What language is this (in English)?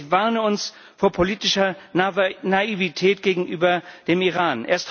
German